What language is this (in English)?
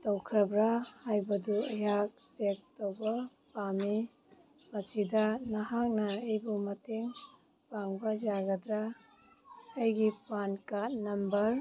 Manipuri